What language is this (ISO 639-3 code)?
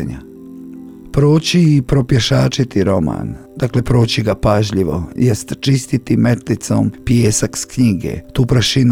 hrv